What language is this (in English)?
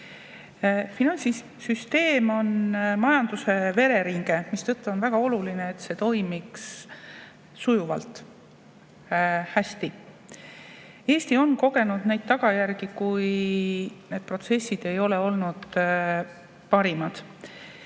Estonian